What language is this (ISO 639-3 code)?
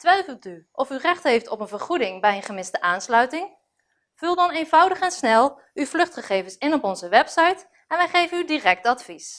nld